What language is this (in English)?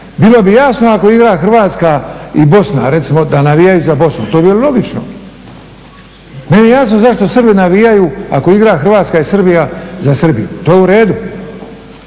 Croatian